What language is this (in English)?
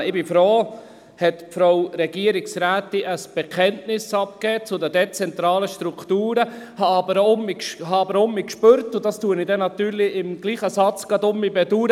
Swiss German